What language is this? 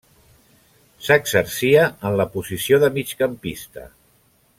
Catalan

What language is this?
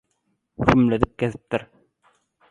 Turkmen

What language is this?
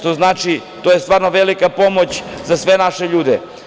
Serbian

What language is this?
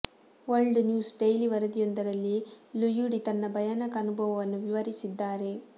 Kannada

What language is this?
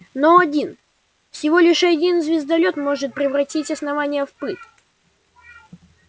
Russian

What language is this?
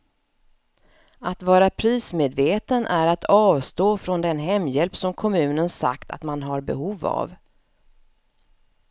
Swedish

